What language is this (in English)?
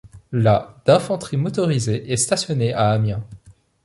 French